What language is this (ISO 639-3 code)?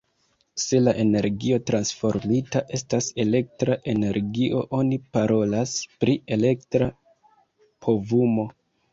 epo